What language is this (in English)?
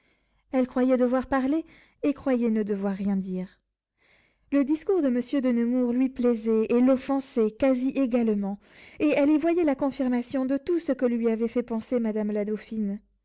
French